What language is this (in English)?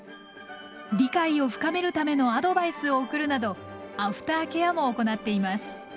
Japanese